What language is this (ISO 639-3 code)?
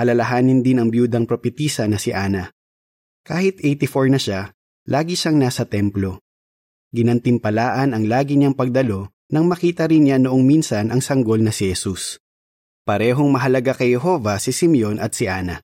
fil